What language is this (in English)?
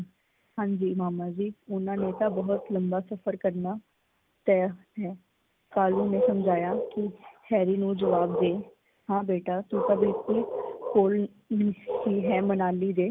Punjabi